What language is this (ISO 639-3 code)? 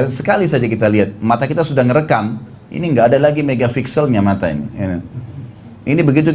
ind